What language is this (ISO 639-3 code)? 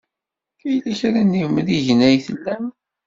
kab